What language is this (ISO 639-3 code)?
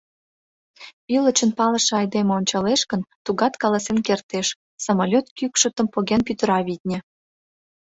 chm